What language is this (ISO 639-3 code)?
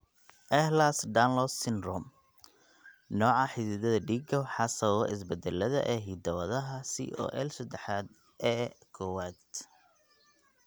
som